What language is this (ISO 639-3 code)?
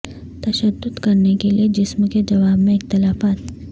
urd